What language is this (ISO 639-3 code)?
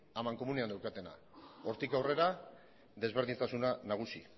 eus